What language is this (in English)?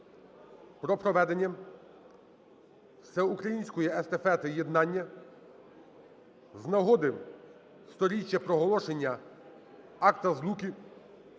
Ukrainian